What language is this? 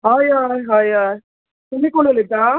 Konkani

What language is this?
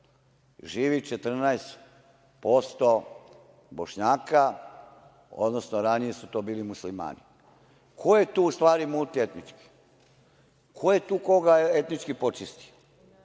Serbian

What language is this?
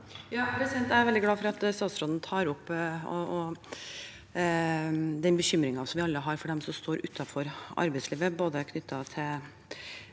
Norwegian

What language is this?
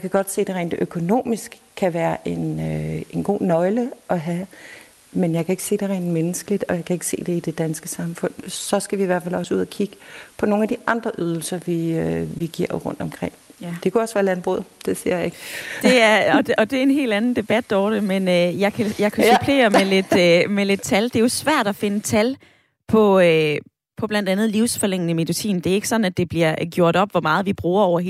Danish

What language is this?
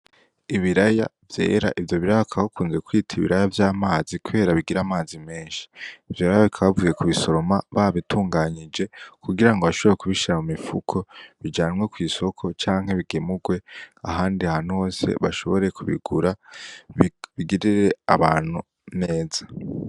Rundi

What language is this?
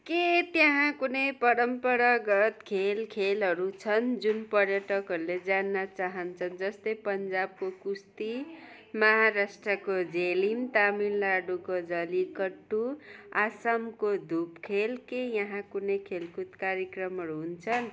Nepali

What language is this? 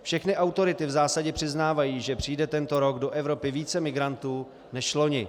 Czech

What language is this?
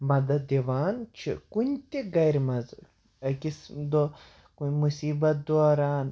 Kashmiri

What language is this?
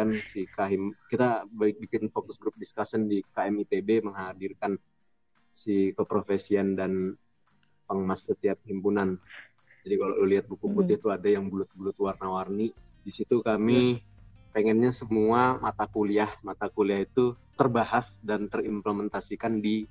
Indonesian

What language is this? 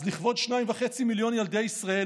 Hebrew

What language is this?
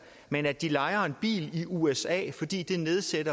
Danish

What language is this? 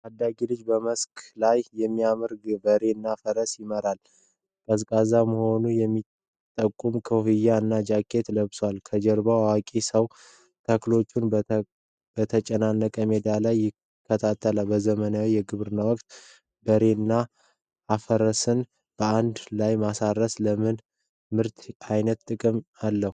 Amharic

